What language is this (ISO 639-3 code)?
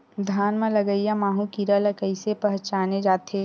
hne